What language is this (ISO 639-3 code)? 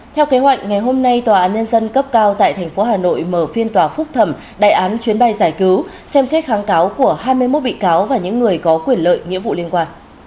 vie